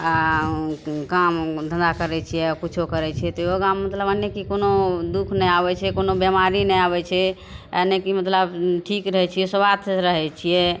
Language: Maithili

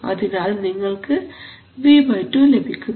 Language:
Malayalam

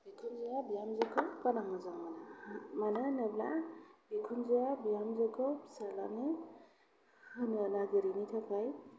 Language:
Bodo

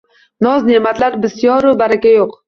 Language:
Uzbek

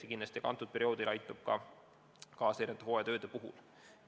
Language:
Estonian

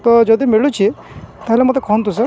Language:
Odia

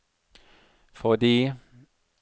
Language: Norwegian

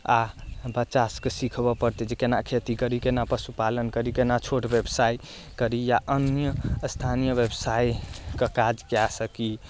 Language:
Maithili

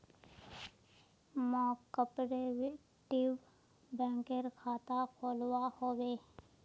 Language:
Magahi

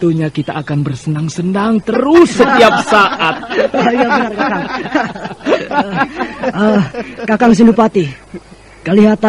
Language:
Indonesian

